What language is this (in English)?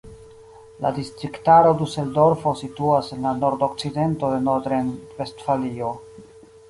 Esperanto